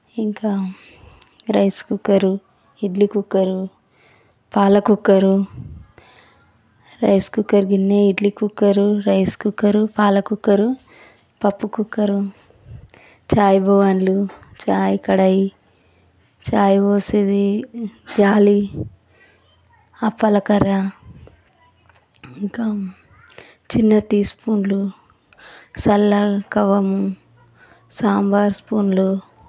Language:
Telugu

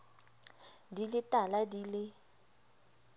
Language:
Southern Sotho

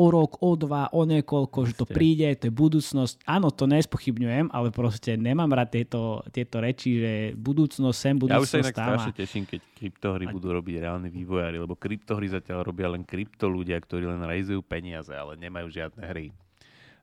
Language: Slovak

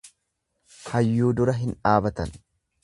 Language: Oromo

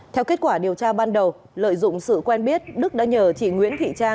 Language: Vietnamese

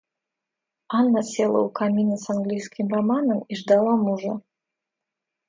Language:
Russian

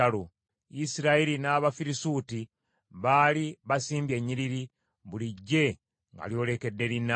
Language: Ganda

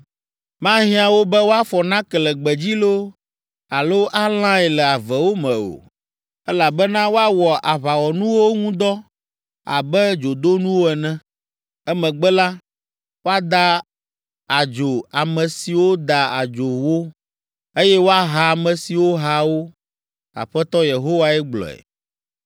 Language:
Ewe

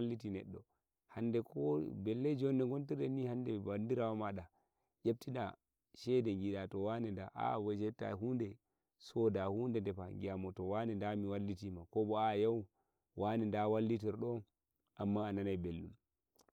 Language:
Nigerian Fulfulde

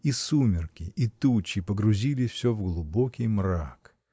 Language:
Russian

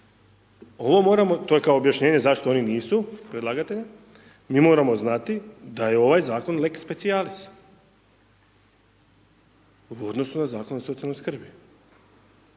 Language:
Croatian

